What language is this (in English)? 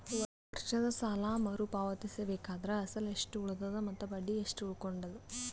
Kannada